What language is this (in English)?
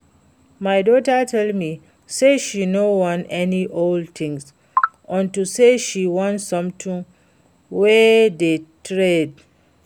Nigerian Pidgin